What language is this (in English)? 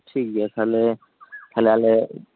Santali